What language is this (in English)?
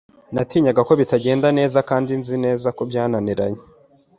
Kinyarwanda